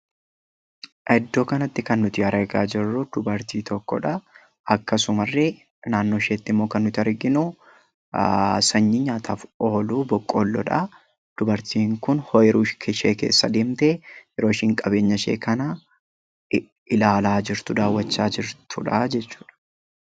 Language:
Oromo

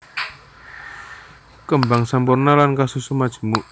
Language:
Javanese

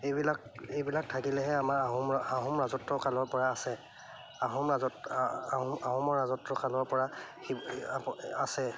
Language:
Assamese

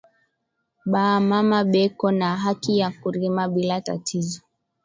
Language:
Swahili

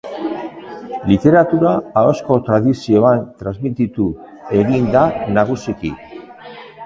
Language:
Basque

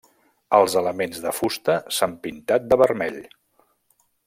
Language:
Catalan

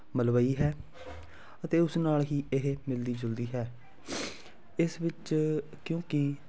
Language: Punjabi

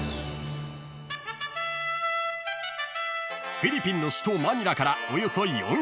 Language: Japanese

